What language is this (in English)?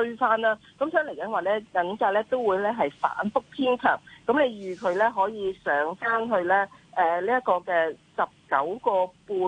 Chinese